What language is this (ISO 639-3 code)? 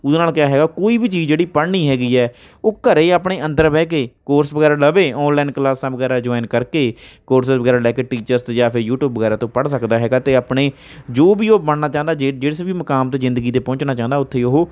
pan